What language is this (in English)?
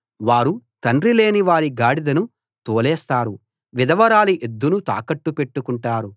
Telugu